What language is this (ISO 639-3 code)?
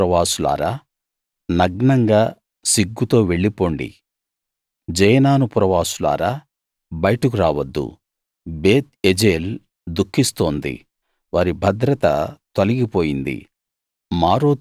tel